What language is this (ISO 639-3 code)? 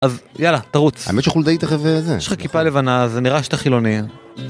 heb